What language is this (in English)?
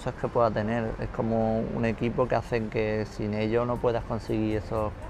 Spanish